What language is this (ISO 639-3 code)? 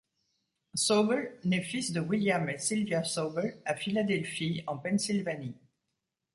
fra